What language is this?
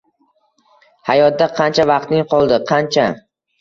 Uzbek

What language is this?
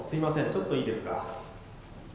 Japanese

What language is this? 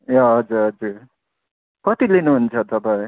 Nepali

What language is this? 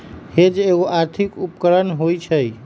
Magahi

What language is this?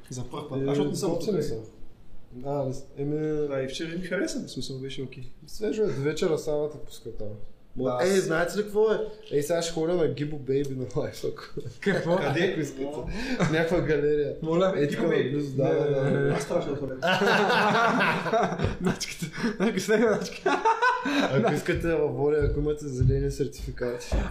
Bulgarian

